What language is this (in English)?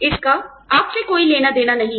Hindi